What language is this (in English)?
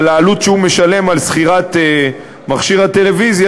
Hebrew